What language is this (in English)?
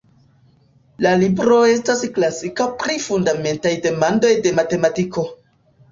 Esperanto